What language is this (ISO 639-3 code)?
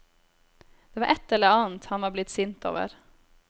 nor